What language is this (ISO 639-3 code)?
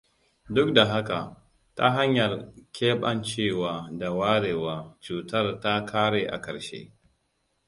hau